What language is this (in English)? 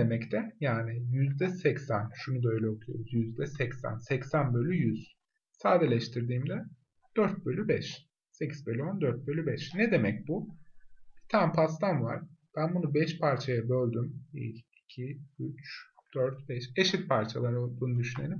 Turkish